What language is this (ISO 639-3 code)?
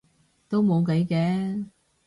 yue